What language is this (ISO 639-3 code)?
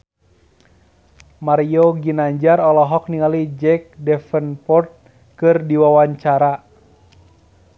sun